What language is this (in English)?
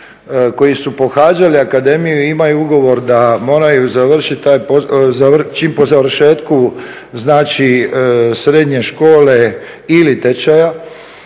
Croatian